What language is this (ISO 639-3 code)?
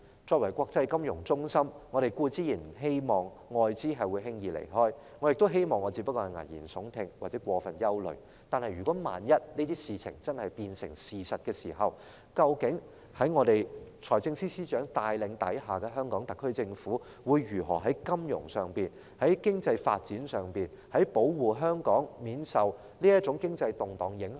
yue